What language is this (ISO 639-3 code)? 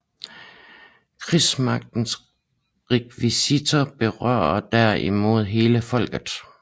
dan